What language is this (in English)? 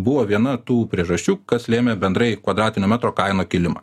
Lithuanian